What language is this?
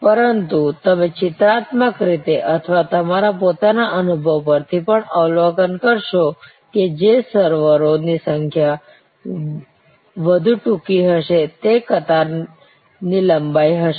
Gujarati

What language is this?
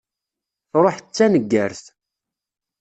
Kabyle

